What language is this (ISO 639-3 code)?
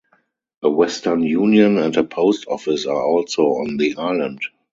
eng